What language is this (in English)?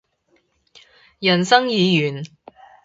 Cantonese